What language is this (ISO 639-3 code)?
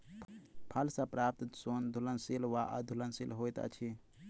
mai